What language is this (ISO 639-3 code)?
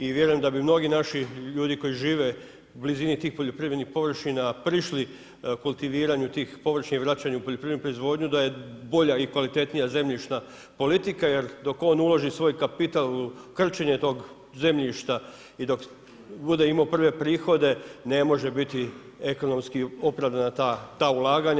hrv